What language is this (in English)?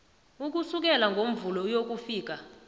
South Ndebele